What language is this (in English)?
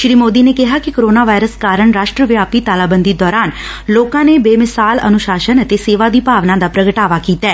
Punjabi